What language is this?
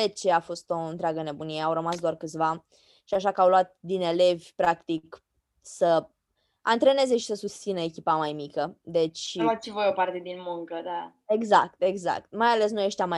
Romanian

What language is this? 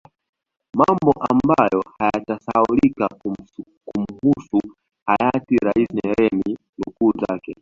Swahili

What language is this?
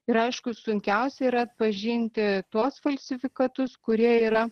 Lithuanian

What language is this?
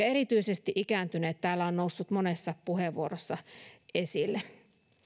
Finnish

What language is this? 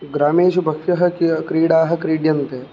Sanskrit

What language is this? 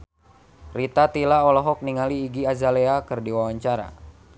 Sundanese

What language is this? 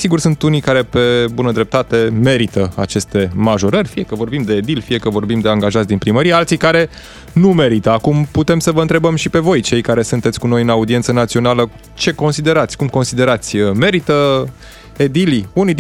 Romanian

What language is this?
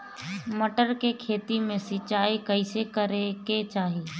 Bhojpuri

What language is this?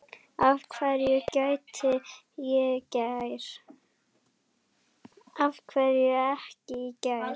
Icelandic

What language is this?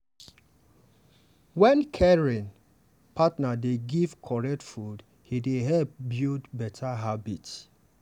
Nigerian Pidgin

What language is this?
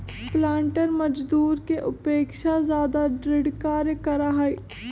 Magahi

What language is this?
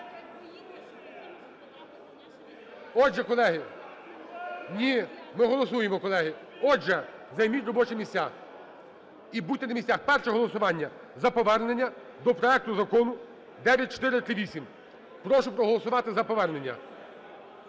Ukrainian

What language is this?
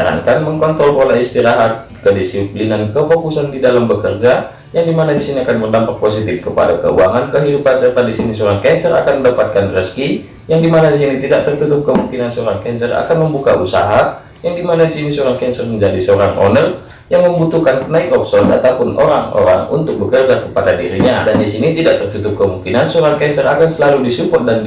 Indonesian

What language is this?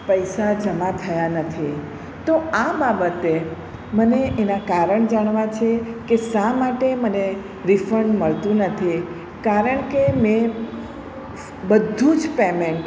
Gujarati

